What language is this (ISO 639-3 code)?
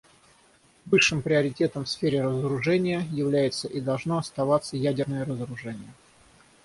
rus